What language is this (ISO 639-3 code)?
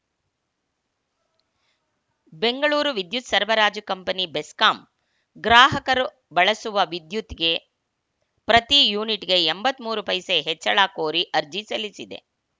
kan